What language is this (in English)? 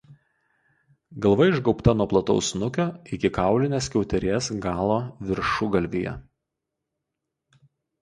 Lithuanian